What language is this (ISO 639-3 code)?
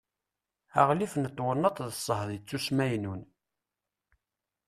kab